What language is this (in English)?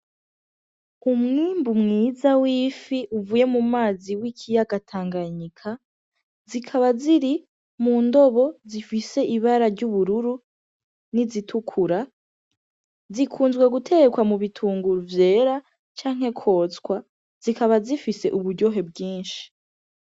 Rundi